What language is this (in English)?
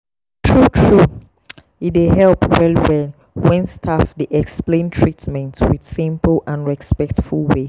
Nigerian Pidgin